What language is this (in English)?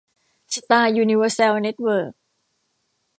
Thai